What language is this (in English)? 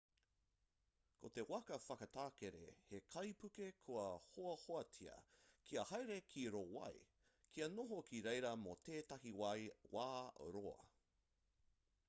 Māori